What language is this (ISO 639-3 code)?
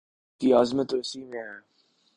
urd